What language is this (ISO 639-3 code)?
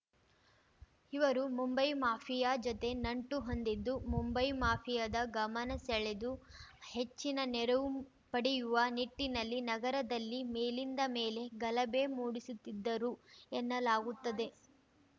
kan